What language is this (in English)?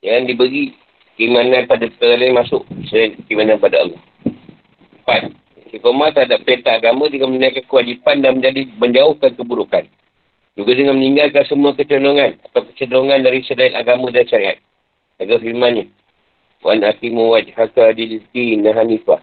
Malay